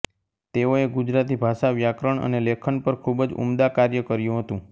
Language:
Gujarati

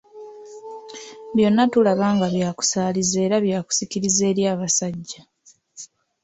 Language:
Ganda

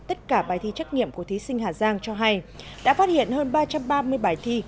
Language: Vietnamese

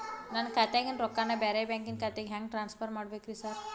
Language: Kannada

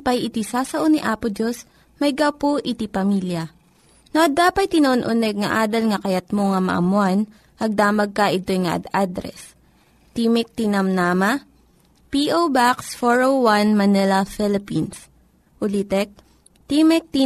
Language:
Filipino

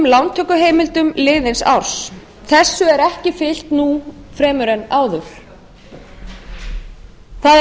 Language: Icelandic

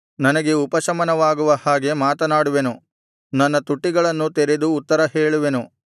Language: Kannada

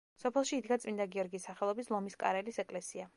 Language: Georgian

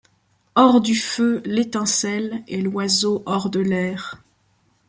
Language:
French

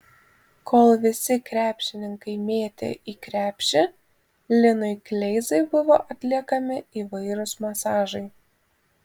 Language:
Lithuanian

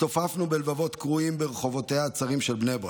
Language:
Hebrew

